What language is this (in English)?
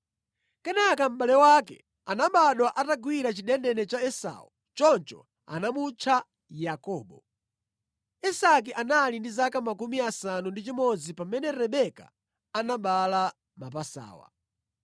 Nyanja